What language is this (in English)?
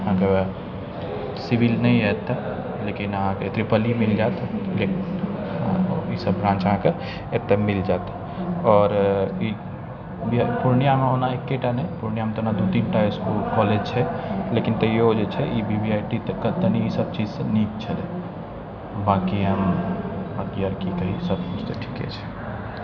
Maithili